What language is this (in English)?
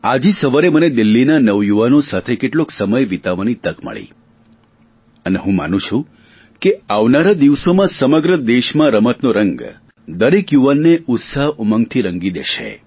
Gujarati